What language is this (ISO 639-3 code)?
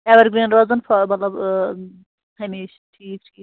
kas